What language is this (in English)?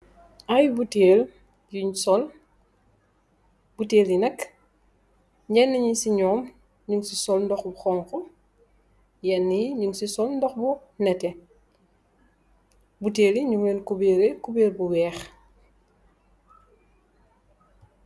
Wolof